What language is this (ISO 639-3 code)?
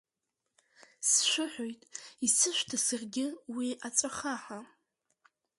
abk